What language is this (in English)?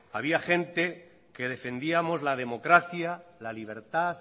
Spanish